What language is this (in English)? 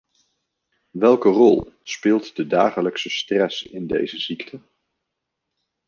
Dutch